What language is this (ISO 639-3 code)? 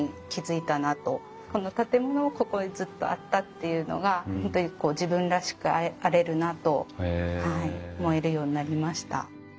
jpn